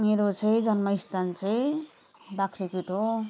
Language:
Nepali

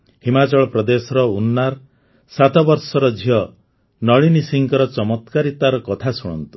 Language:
Odia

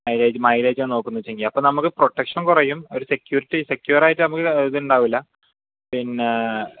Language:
Malayalam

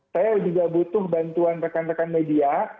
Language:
Indonesian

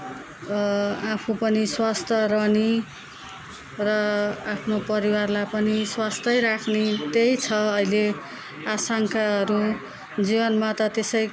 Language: Nepali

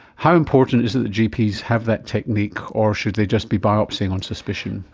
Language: English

